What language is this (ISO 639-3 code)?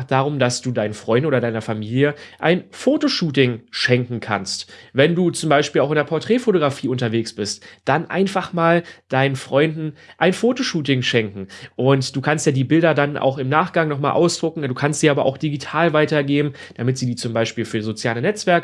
deu